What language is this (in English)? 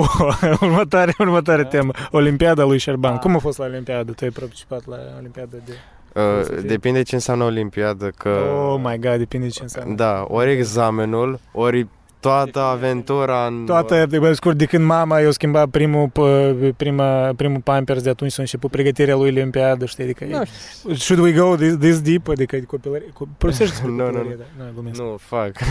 Romanian